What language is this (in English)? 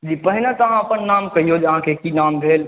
Maithili